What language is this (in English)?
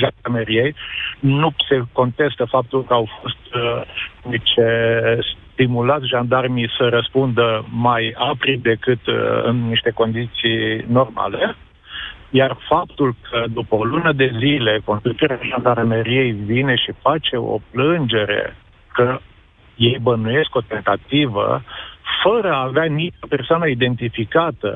Romanian